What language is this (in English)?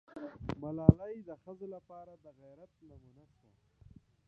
Pashto